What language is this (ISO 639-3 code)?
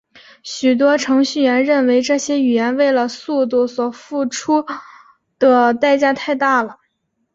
zho